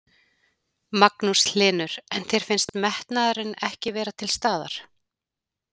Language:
Icelandic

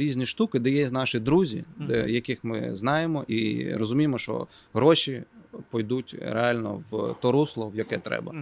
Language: Ukrainian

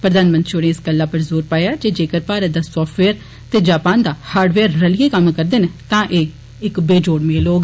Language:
Dogri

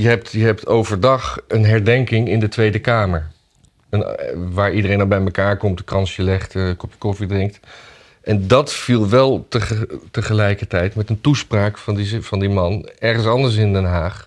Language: Dutch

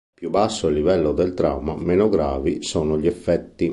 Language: Italian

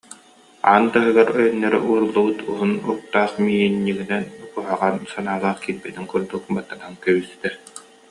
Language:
Yakut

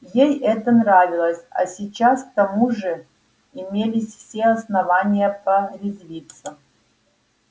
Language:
Russian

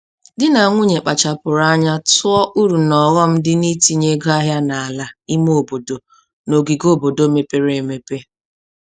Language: Igbo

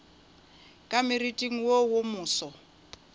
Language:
Northern Sotho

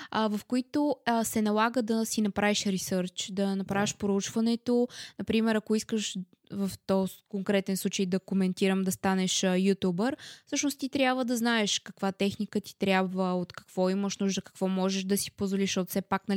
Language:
Bulgarian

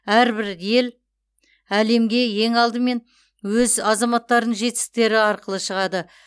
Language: Kazakh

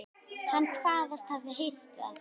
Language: Icelandic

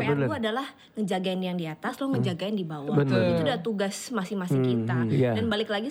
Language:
Indonesian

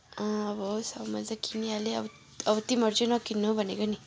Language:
Nepali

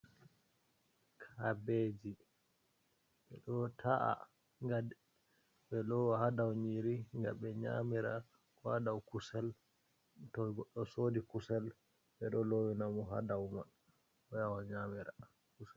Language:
Fula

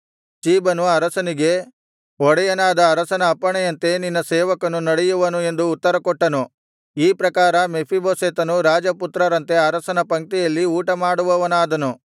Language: Kannada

